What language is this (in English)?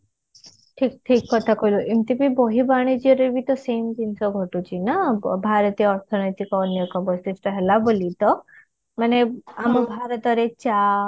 Odia